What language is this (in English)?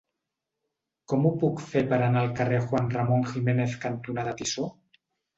Catalan